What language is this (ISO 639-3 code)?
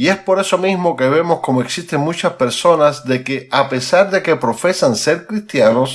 spa